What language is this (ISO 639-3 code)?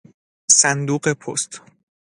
fas